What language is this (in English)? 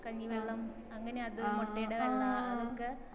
Malayalam